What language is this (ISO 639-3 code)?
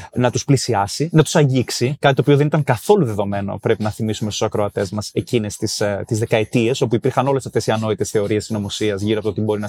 ell